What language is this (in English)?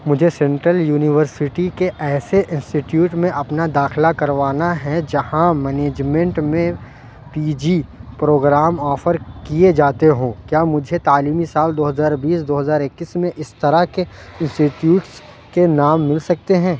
Urdu